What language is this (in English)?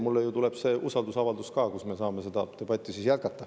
Estonian